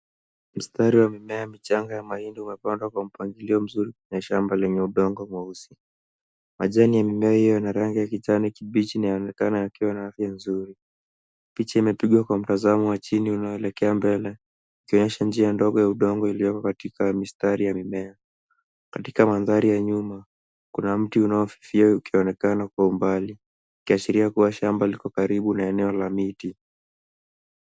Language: Swahili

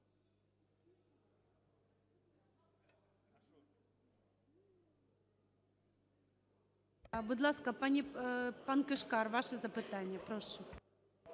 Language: Ukrainian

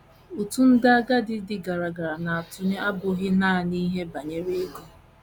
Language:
Igbo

